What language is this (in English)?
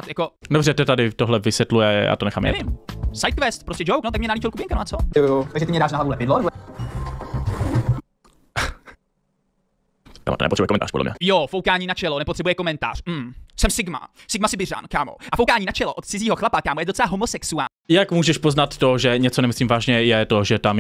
Czech